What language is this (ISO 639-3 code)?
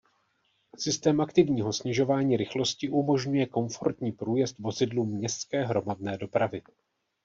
ces